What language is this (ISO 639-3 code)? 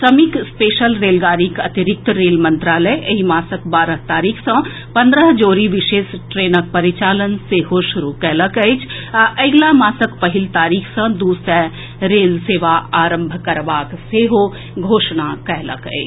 mai